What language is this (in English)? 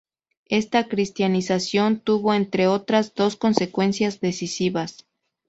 Spanish